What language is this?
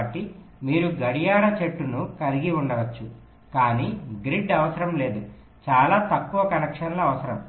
Telugu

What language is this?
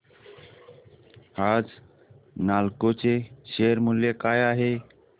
Marathi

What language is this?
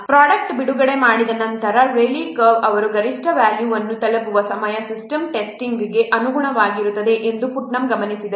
Kannada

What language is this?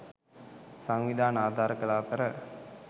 Sinhala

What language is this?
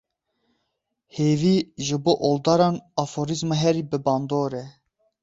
Kurdish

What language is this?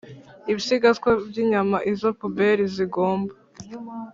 Kinyarwanda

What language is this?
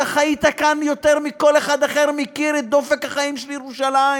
Hebrew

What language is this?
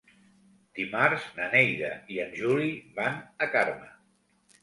Catalan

